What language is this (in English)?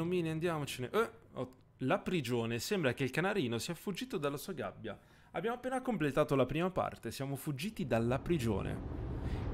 Italian